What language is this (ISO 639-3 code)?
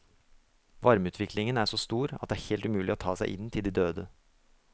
nor